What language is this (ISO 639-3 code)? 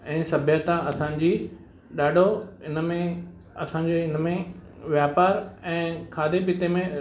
snd